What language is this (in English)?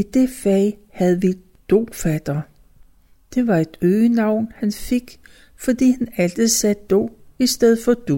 Danish